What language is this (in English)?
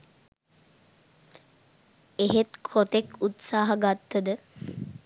Sinhala